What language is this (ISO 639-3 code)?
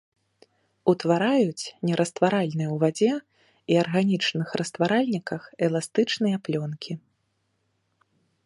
bel